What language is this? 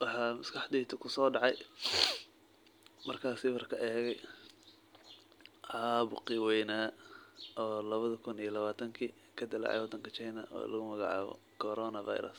Somali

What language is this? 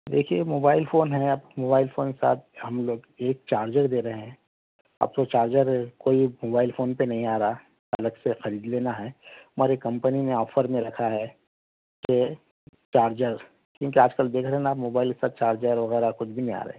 Urdu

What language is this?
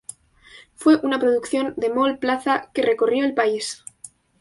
Spanish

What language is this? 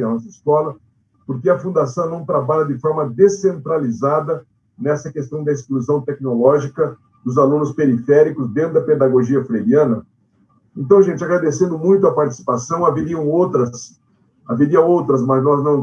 Portuguese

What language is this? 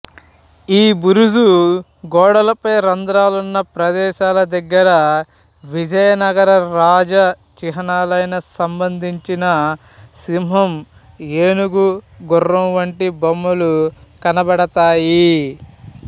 Telugu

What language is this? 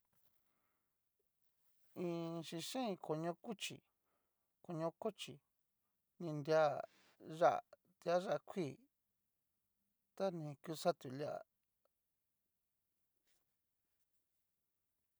Cacaloxtepec Mixtec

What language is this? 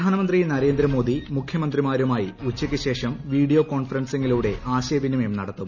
Malayalam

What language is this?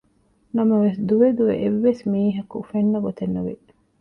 Divehi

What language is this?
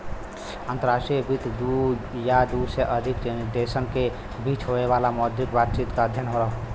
Bhojpuri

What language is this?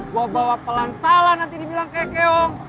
Indonesian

